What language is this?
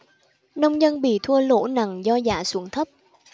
Vietnamese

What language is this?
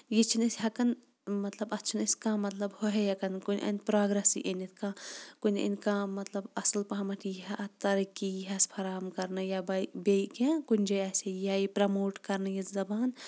Kashmiri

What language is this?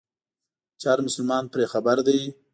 Pashto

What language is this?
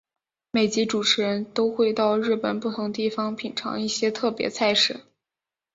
Chinese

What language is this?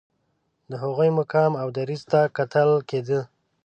Pashto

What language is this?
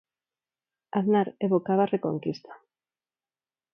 Galician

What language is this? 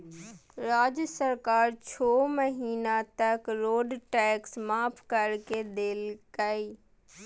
Magahi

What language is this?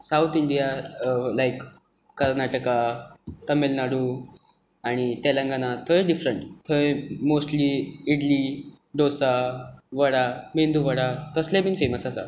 Konkani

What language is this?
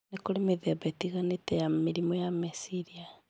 Kikuyu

